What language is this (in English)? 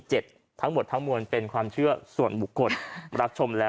Thai